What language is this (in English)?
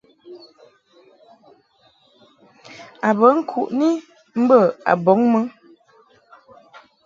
Mungaka